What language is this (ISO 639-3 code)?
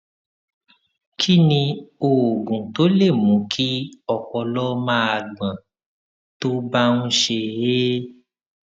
yor